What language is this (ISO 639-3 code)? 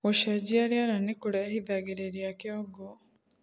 kik